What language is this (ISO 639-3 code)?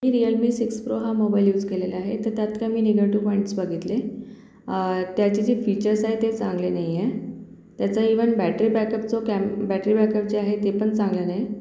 mar